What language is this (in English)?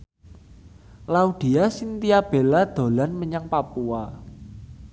Javanese